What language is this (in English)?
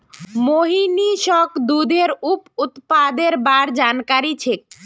Magahi